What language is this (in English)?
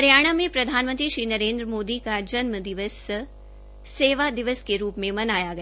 Hindi